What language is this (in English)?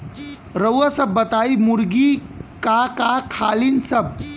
Bhojpuri